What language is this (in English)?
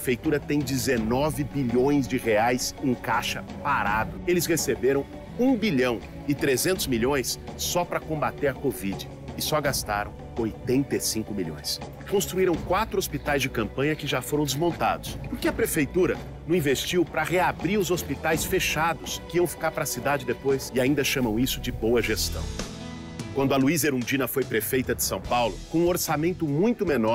Portuguese